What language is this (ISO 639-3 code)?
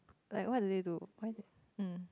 eng